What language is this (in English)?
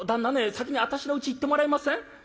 Japanese